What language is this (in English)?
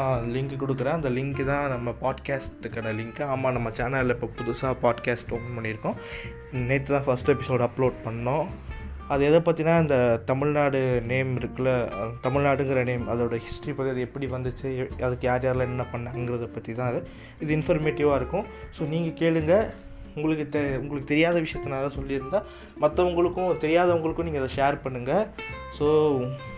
Tamil